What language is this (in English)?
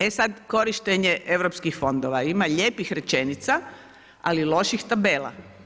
Croatian